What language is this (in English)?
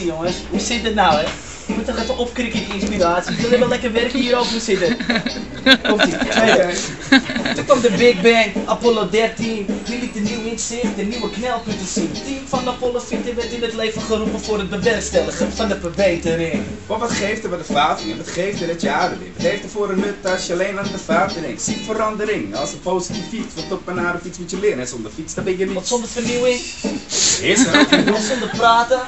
Dutch